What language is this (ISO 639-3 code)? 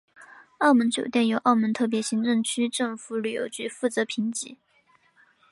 zho